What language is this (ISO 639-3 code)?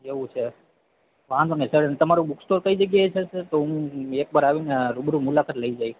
guj